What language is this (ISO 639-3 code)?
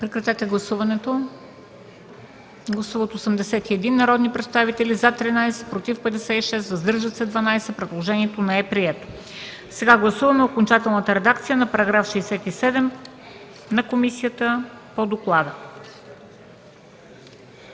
bul